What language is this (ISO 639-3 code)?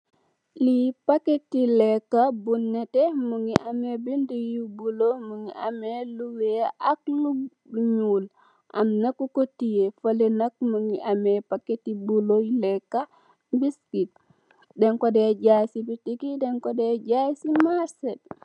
wol